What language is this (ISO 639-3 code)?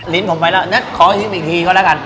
tha